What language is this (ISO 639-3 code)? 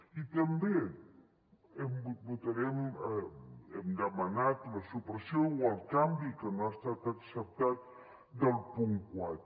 cat